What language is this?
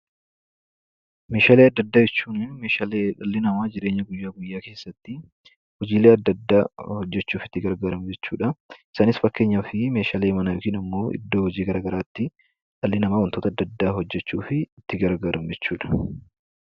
Oromo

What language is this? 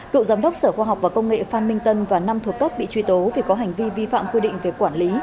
Vietnamese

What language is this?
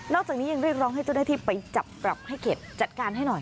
Thai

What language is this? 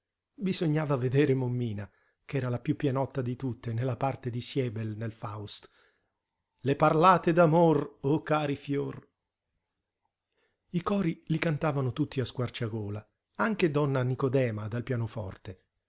Italian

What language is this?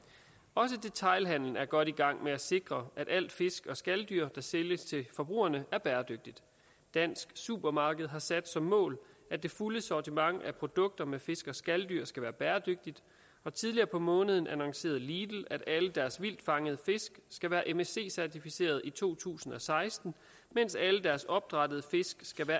Danish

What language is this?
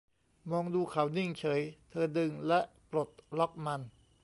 Thai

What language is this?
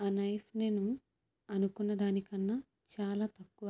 Telugu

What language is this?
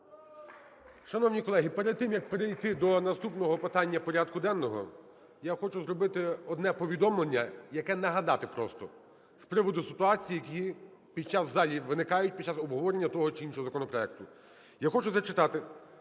Ukrainian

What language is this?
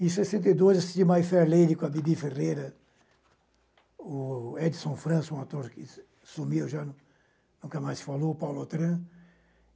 Portuguese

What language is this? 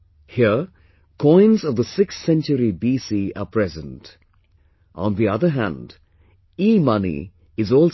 English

